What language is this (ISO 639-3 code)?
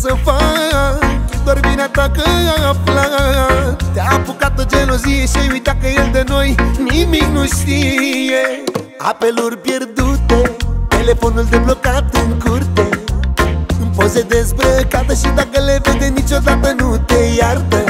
ron